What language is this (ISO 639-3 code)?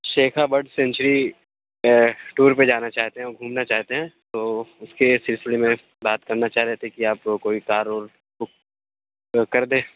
urd